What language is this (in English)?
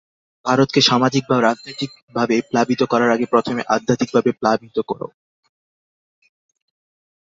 Bangla